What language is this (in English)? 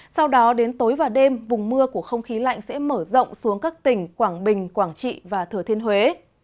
Vietnamese